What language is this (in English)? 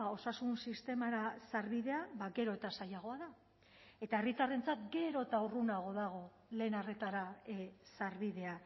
Basque